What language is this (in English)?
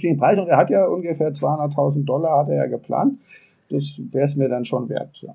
German